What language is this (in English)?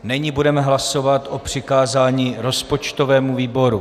Czech